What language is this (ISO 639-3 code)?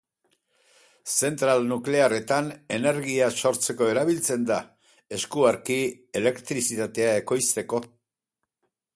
eus